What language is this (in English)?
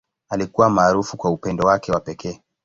Swahili